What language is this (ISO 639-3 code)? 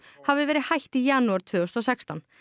isl